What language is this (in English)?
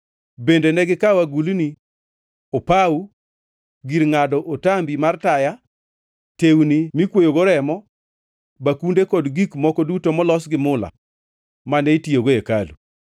Luo (Kenya and Tanzania)